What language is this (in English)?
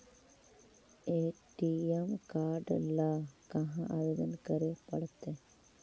Magahi